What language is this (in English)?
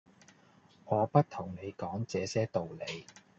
Cantonese